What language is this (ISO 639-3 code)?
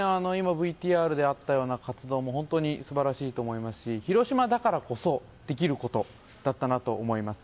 jpn